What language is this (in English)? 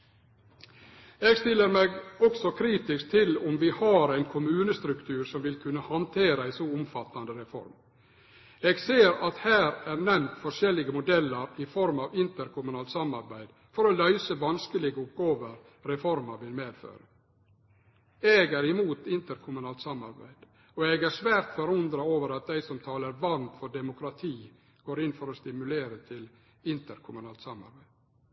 Norwegian Nynorsk